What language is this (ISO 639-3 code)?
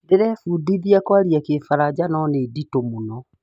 kik